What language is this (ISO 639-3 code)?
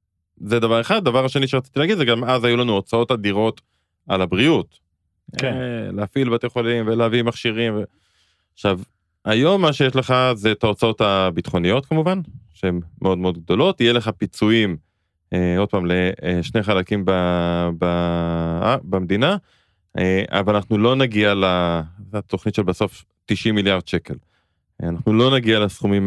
heb